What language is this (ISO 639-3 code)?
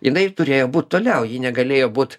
lit